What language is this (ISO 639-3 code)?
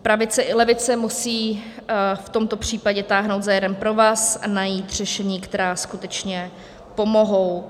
ces